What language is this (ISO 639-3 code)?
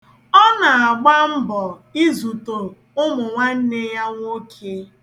ibo